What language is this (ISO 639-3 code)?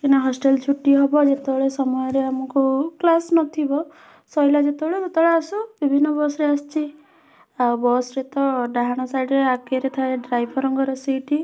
ori